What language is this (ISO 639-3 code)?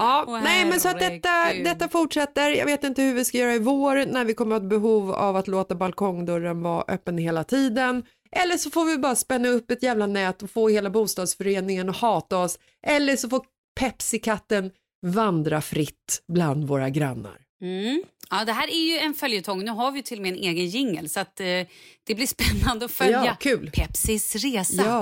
swe